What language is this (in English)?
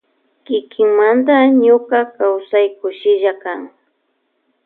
Loja Highland Quichua